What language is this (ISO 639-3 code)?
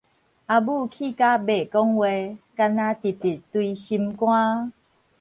nan